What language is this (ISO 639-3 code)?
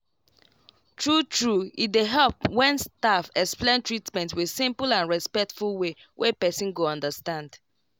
pcm